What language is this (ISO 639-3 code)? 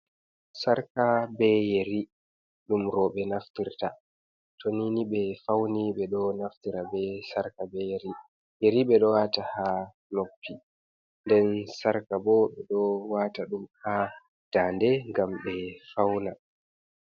ful